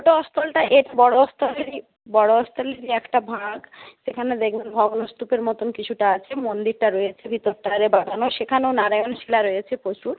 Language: Bangla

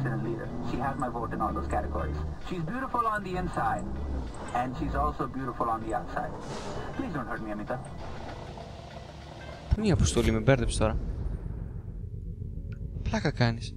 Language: Greek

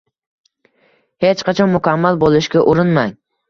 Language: Uzbek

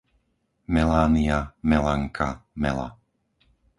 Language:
Slovak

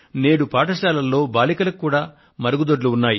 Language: Telugu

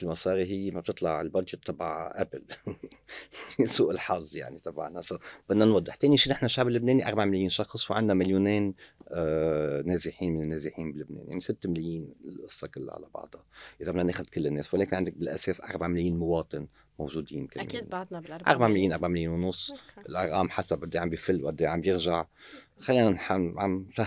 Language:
Arabic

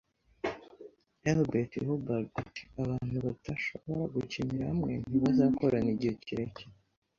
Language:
Kinyarwanda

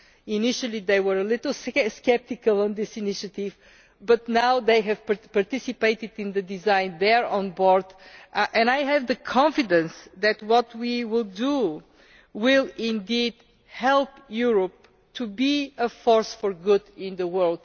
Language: English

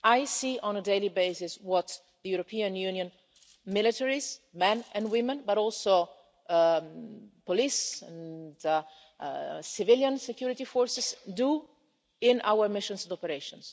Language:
English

